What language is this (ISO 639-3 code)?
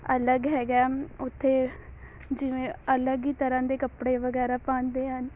pan